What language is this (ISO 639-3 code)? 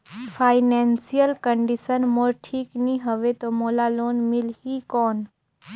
hne